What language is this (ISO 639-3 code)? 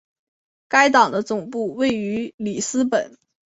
zho